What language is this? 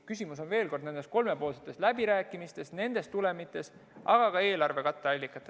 Estonian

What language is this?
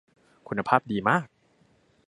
Thai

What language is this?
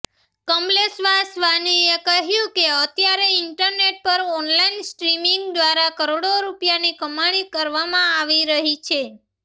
Gujarati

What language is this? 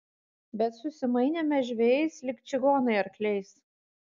Lithuanian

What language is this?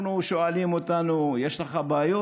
Hebrew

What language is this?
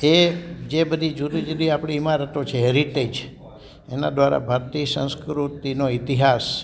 Gujarati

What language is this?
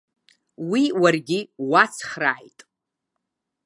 Abkhazian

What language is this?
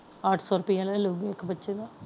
Punjabi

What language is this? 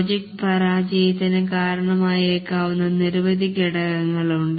Malayalam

